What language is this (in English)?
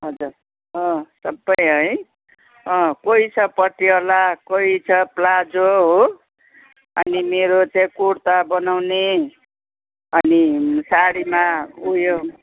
Nepali